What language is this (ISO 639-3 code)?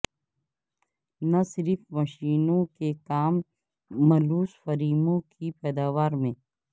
urd